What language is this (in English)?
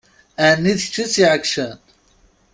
Kabyle